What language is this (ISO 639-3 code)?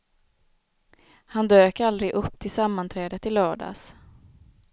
swe